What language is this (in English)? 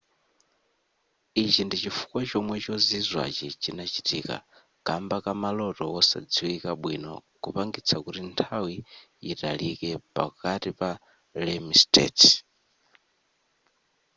Nyanja